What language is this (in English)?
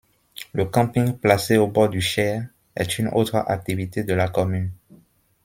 French